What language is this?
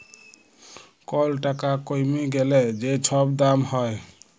Bangla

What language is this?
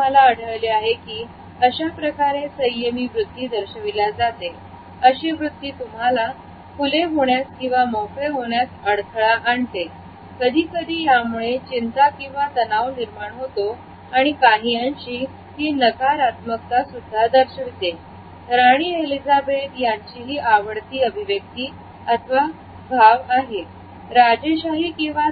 Marathi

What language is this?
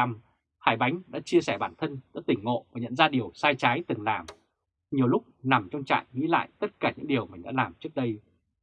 Vietnamese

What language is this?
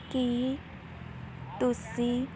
Punjabi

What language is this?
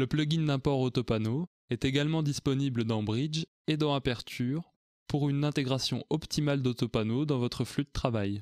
French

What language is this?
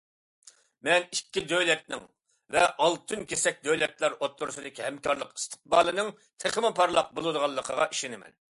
Uyghur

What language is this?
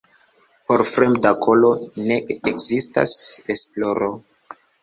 Esperanto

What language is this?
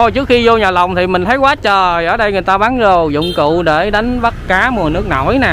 Vietnamese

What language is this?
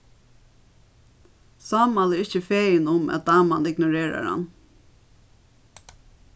Faroese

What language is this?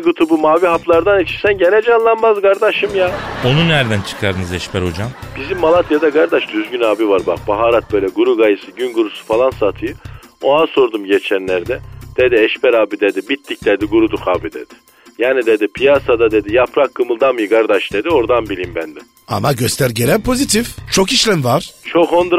Turkish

